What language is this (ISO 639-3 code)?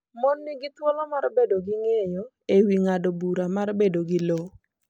luo